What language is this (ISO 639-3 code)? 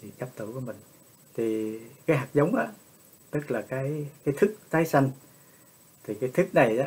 vie